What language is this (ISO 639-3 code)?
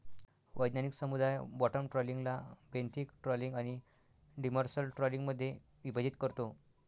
mar